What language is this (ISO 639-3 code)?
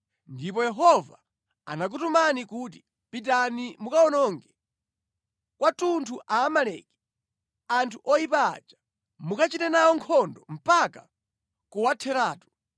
nya